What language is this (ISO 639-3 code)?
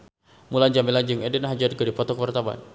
sun